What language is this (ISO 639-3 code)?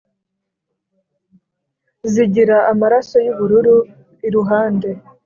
kin